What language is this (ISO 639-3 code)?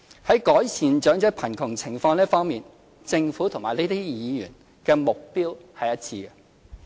yue